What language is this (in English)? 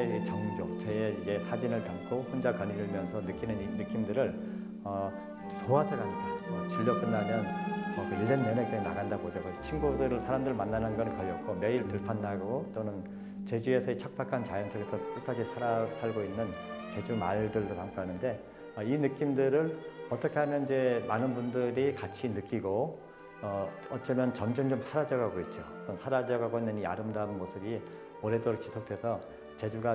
Korean